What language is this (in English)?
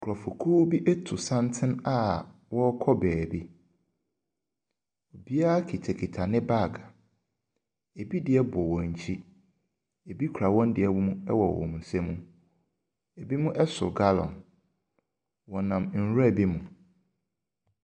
Akan